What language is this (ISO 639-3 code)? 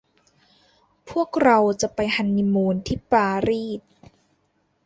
tha